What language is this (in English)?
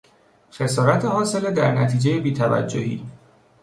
Persian